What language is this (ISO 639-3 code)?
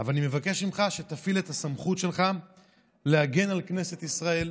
heb